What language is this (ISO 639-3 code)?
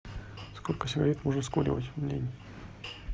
rus